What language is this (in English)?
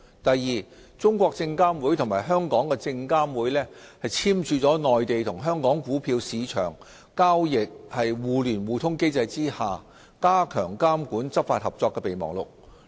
Cantonese